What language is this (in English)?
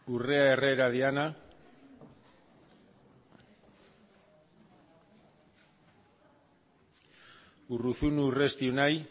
Basque